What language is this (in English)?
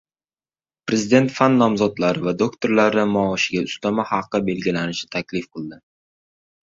Uzbek